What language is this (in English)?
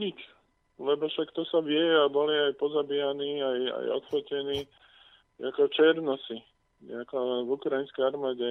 Slovak